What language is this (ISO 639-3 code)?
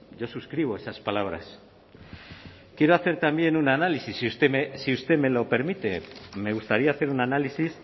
spa